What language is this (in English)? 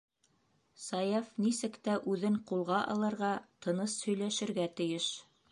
Bashkir